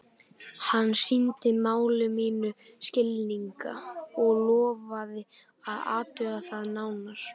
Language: Icelandic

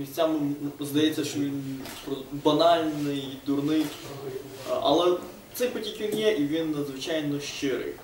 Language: Ukrainian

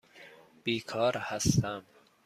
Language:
Persian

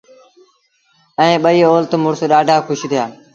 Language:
Sindhi Bhil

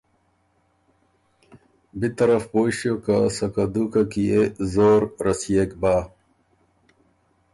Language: Ormuri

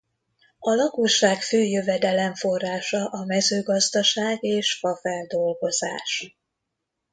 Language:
Hungarian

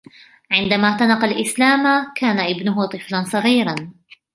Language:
Arabic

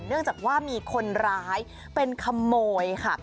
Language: Thai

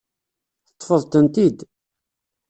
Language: Kabyle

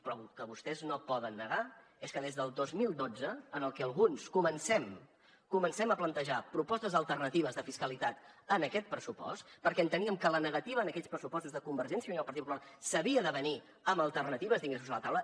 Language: Catalan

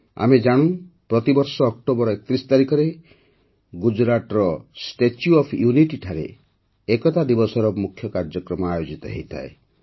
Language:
Odia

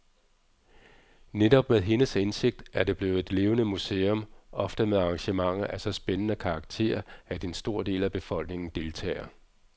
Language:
Danish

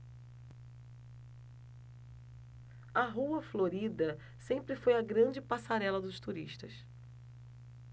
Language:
Portuguese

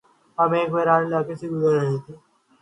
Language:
Urdu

